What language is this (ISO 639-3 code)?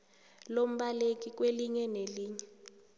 nbl